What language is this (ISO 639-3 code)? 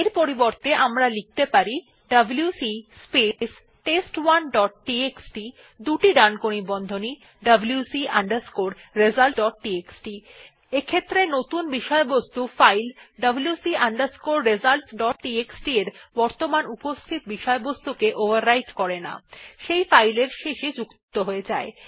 ben